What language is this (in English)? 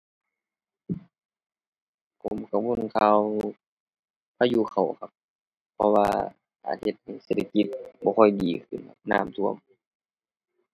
Thai